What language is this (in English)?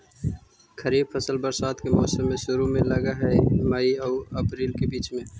Magahi